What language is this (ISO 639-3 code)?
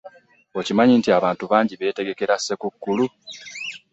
lug